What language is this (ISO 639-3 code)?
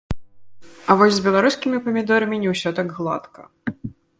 bel